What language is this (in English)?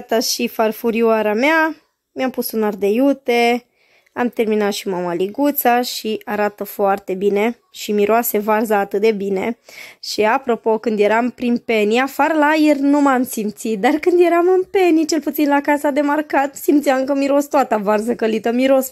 Romanian